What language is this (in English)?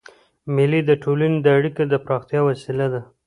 Pashto